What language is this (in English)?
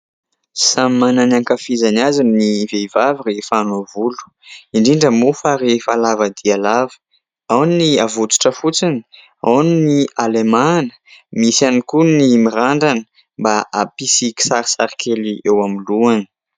Malagasy